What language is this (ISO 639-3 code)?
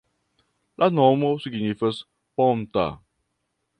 epo